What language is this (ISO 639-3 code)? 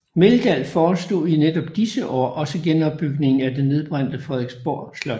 dan